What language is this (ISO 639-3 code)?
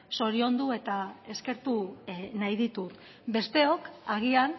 eus